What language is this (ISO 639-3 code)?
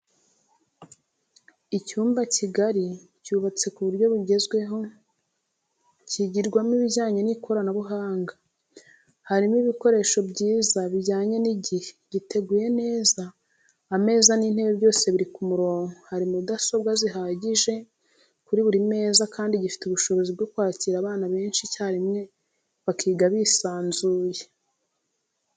kin